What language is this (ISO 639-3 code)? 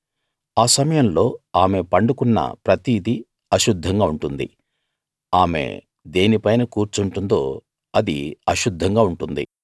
tel